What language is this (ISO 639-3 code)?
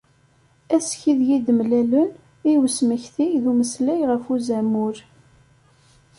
kab